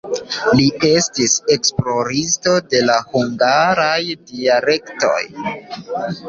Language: Esperanto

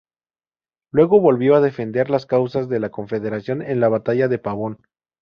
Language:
Spanish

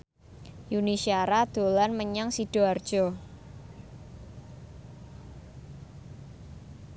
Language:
Javanese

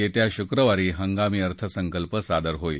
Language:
Marathi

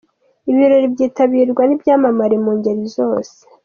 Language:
Kinyarwanda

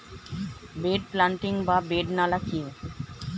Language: Bangla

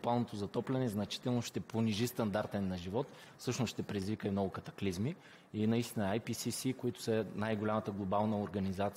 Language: Bulgarian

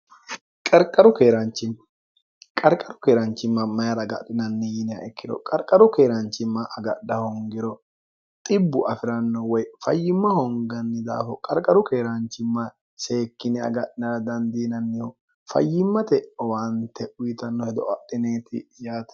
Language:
Sidamo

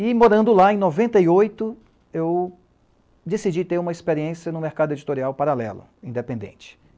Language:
Portuguese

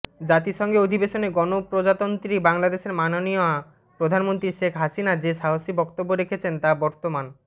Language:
Bangla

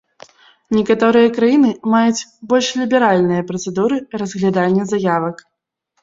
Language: Belarusian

